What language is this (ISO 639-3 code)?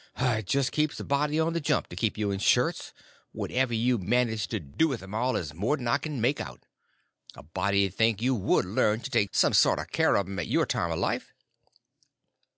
eng